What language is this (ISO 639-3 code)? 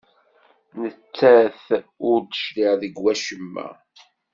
kab